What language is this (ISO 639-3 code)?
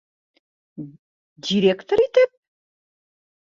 bak